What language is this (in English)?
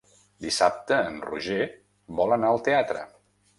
Catalan